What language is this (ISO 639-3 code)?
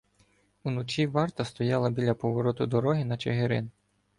ukr